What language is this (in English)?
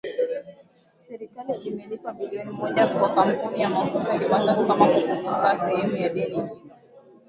Swahili